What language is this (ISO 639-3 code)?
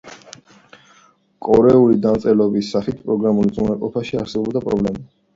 kat